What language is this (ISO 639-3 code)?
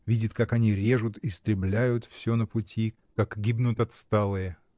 rus